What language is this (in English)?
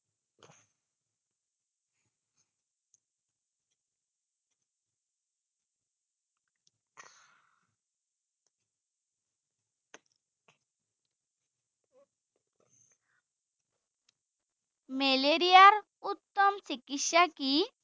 Assamese